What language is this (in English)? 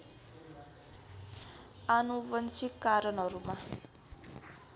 Nepali